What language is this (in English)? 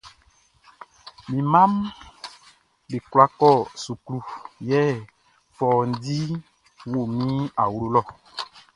Baoulé